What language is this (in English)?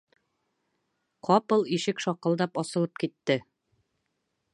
Bashkir